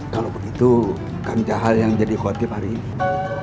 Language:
Indonesian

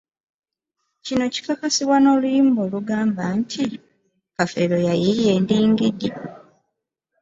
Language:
Ganda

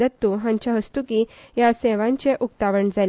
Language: Konkani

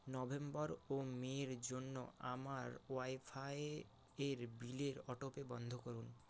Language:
Bangla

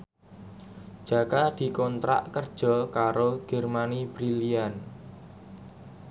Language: Javanese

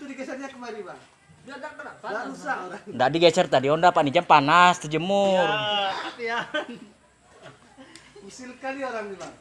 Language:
Indonesian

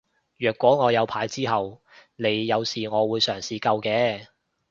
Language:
Cantonese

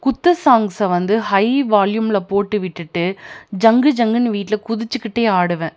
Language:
Tamil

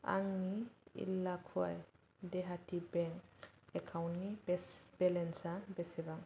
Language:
Bodo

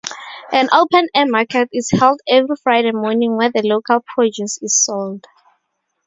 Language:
English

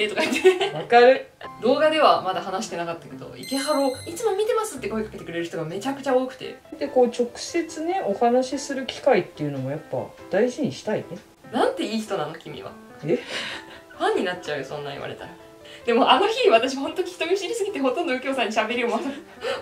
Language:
Japanese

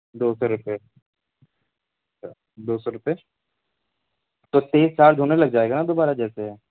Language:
Urdu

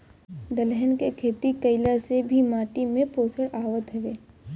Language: Bhojpuri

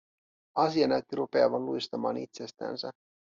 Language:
Finnish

